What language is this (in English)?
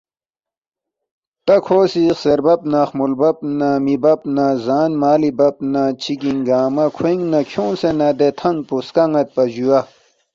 Balti